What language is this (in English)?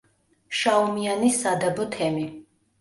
Georgian